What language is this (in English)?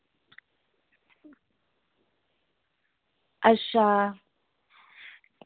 Dogri